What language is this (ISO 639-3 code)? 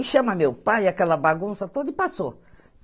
por